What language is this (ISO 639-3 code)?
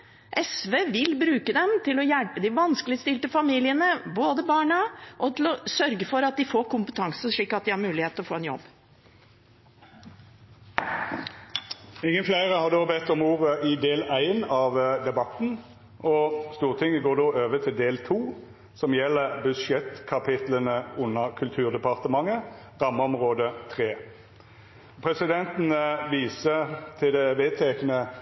nor